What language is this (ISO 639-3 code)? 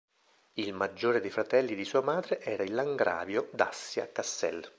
ita